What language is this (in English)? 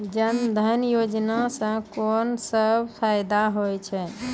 Maithili